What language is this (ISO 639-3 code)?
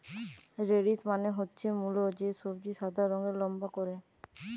ben